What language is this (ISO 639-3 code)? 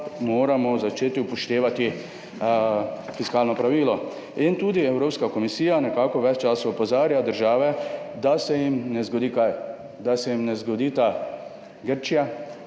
slv